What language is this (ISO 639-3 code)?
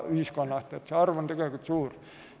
est